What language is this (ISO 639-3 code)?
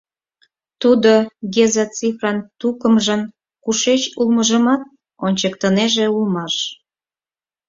chm